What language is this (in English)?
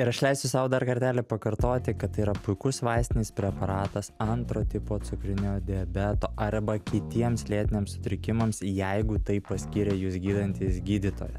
Lithuanian